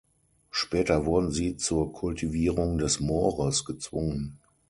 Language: German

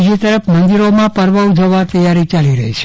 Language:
Gujarati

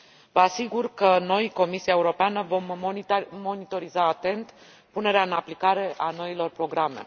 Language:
Romanian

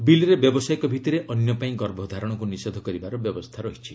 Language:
Odia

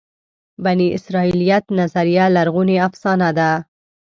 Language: Pashto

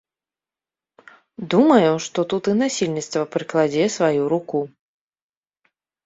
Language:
Belarusian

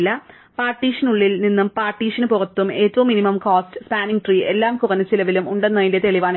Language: Malayalam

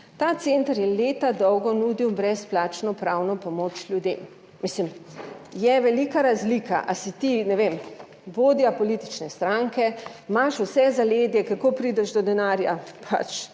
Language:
Slovenian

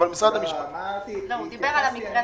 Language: Hebrew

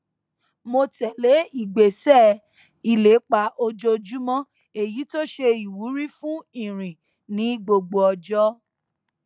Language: Yoruba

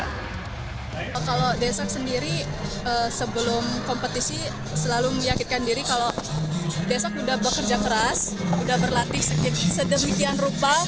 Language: Indonesian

